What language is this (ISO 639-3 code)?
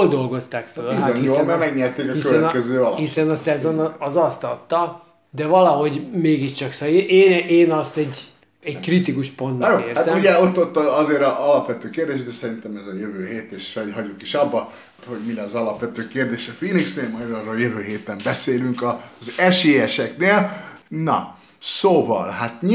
hun